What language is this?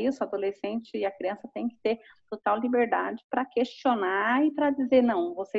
Portuguese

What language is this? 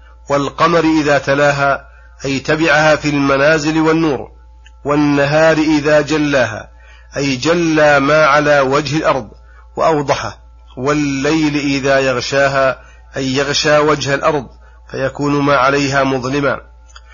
Arabic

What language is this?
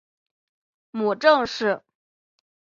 Chinese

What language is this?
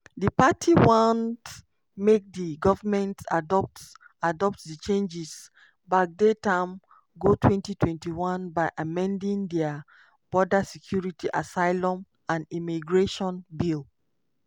Nigerian Pidgin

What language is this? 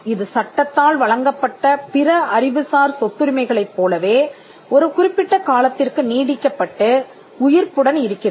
Tamil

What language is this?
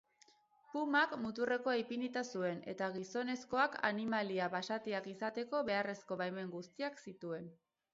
Basque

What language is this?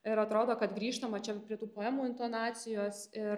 Lithuanian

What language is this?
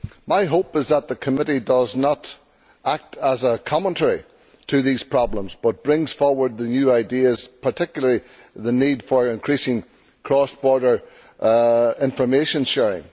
English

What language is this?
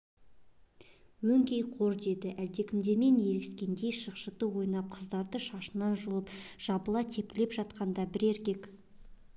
Kazakh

